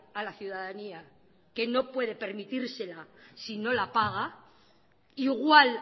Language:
Spanish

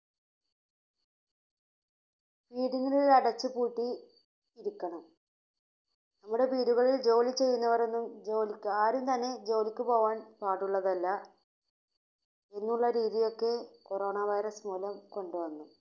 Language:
Malayalam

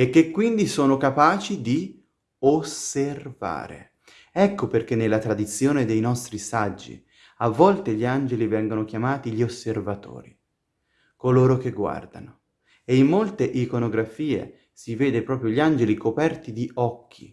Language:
Italian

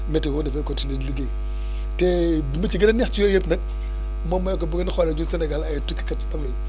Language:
Wolof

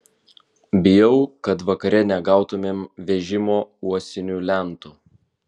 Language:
Lithuanian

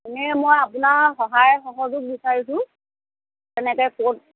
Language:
Assamese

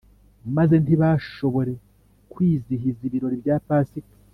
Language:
Kinyarwanda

